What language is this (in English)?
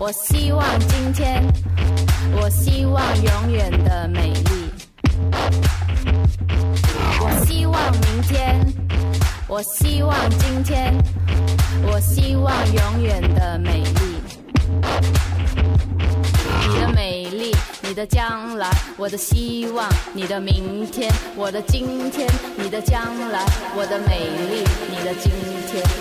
Hebrew